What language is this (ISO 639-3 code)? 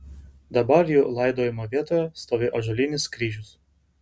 lit